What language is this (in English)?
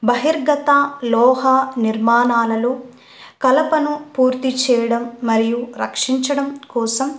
Telugu